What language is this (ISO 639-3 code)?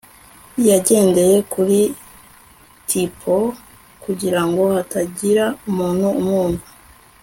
kin